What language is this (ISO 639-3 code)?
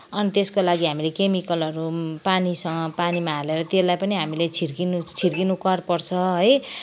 nep